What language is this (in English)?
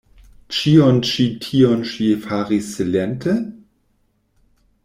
Esperanto